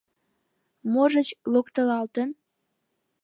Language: Mari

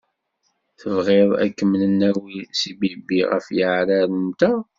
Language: Kabyle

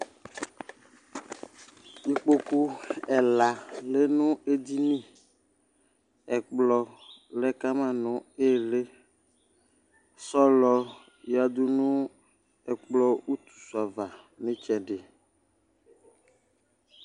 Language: Ikposo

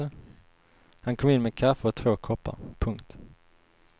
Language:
Swedish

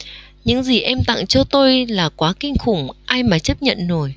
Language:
Vietnamese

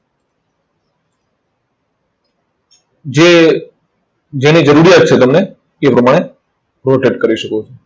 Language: Gujarati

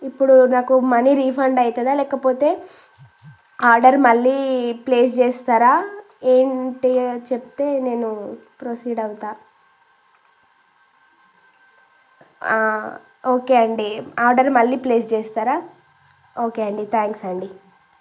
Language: Telugu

